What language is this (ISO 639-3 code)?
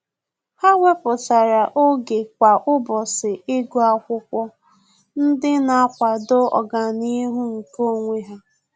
ibo